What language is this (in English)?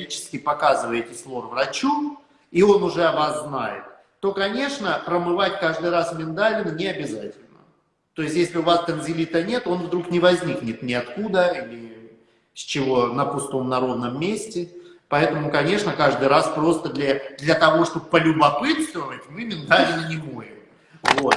Russian